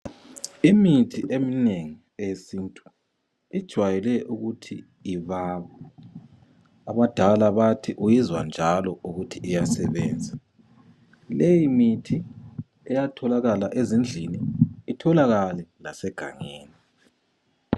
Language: North Ndebele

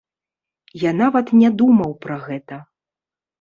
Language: Belarusian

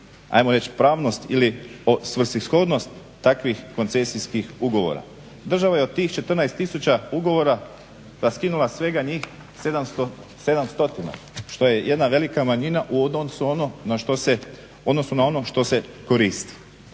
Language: Croatian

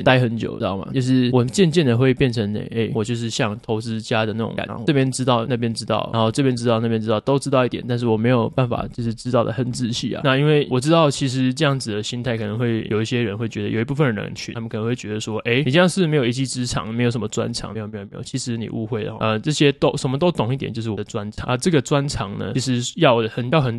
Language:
Chinese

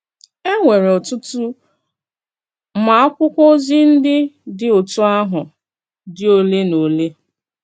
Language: Igbo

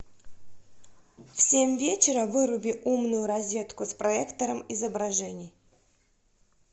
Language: Russian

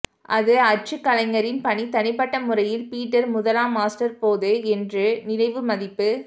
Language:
Tamil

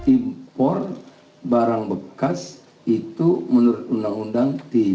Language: Indonesian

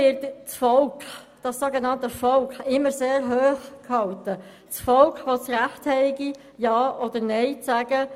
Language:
Swiss German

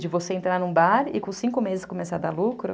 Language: Portuguese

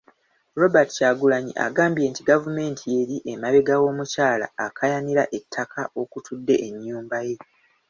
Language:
Ganda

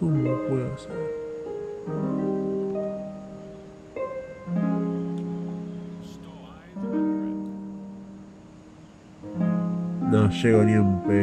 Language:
Spanish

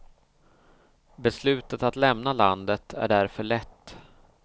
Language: Swedish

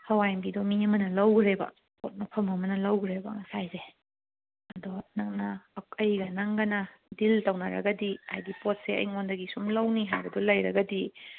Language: Manipuri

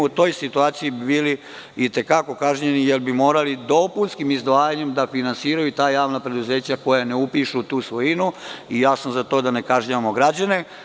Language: Serbian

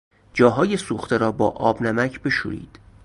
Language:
Persian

